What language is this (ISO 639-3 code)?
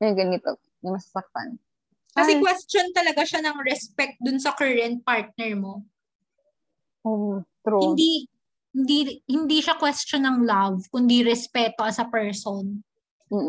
fil